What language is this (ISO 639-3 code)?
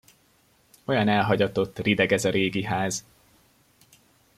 hun